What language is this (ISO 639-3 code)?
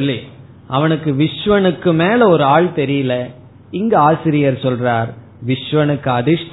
tam